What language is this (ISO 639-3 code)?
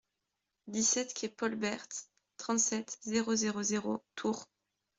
fra